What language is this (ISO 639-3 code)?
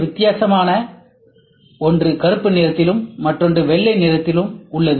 tam